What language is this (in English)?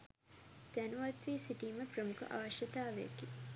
Sinhala